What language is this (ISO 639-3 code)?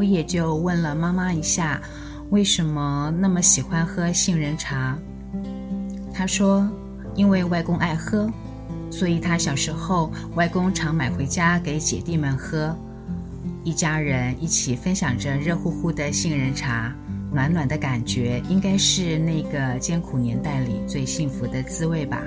zho